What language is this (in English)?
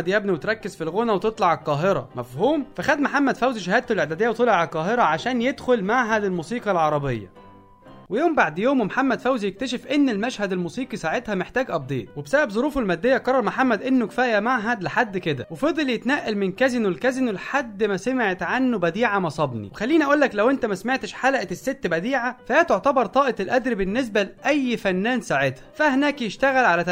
Arabic